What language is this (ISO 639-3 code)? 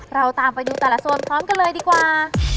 tha